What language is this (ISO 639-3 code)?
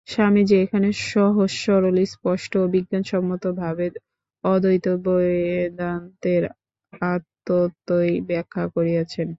ben